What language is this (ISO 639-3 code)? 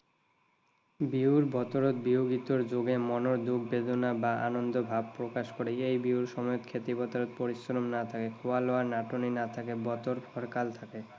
asm